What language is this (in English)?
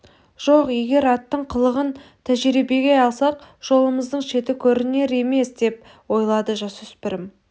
Kazakh